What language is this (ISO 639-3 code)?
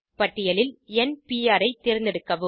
tam